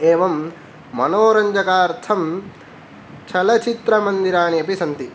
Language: Sanskrit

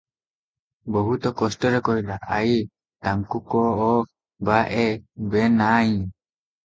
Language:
Odia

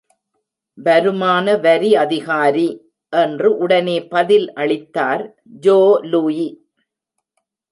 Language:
Tamil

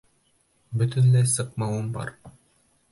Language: Bashkir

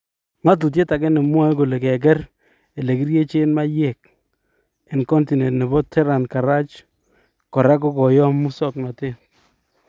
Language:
Kalenjin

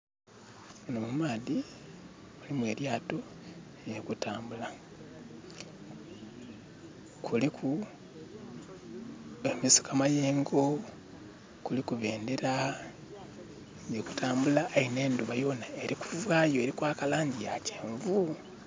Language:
Soga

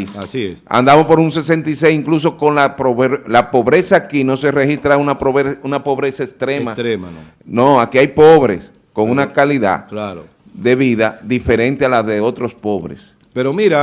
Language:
Spanish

